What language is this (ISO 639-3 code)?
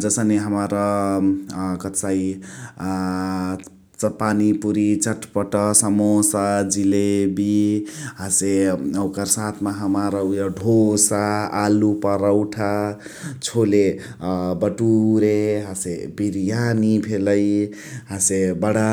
the